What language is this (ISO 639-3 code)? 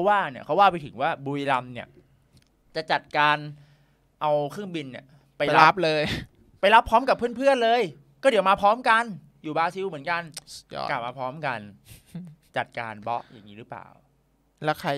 tha